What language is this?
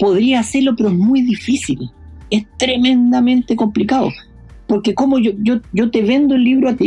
Spanish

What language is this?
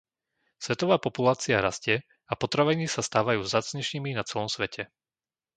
Slovak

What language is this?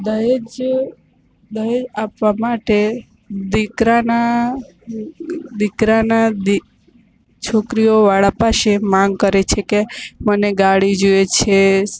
Gujarati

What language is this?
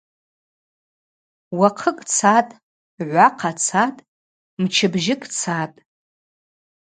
Abaza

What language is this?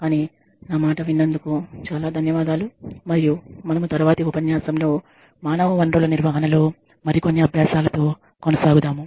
Telugu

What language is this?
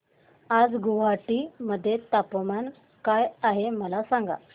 Marathi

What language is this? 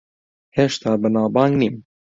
Central Kurdish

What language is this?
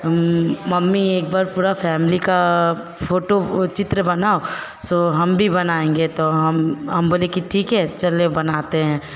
Hindi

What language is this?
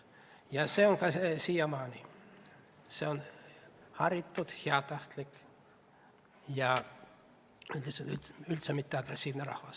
Estonian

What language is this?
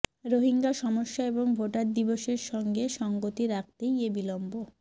Bangla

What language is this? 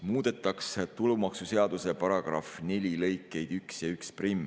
Estonian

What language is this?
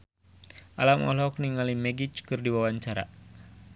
Sundanese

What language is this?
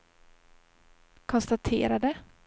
Swedish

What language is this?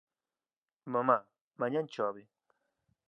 Galician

